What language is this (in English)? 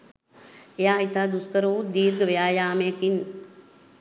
Sinhala